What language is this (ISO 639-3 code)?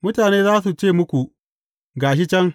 hau